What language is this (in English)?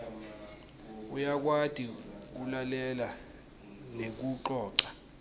Swati